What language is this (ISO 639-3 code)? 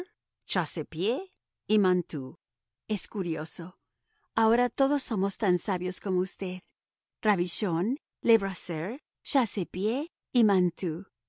spa